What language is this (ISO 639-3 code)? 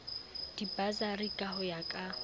sot